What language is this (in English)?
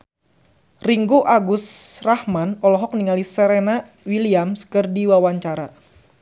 Sundanese